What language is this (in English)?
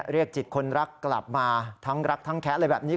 Thai